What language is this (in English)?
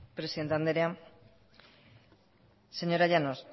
Basque